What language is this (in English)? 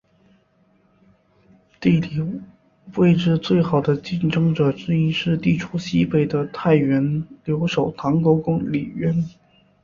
Chinese